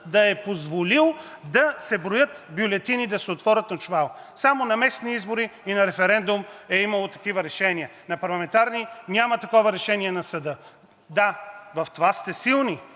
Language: Bulgarian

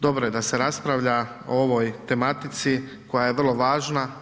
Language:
Croatian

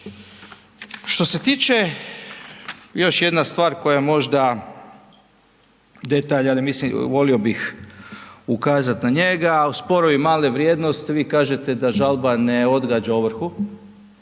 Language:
Croatian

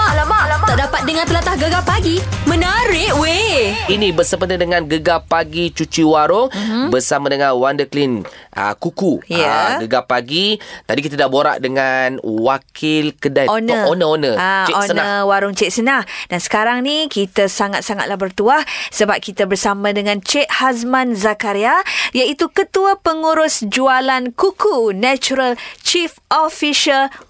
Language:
Malay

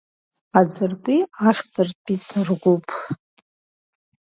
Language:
Abkhazian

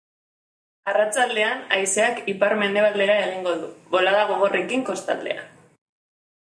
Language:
Basque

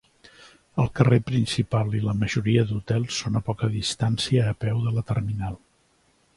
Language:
Catalan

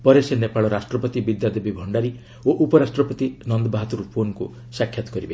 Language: Odia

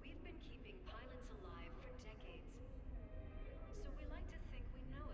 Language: English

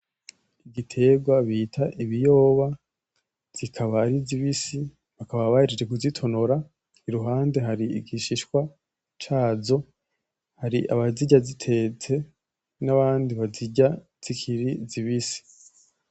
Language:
Rundi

